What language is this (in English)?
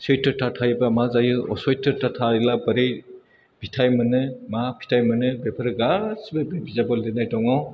Bodo